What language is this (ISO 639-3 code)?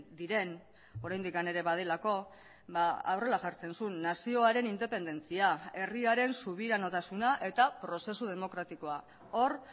eus